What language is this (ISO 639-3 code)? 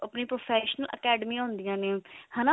pan